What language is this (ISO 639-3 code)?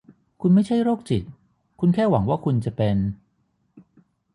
tha